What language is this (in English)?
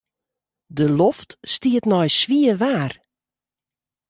Western Frisian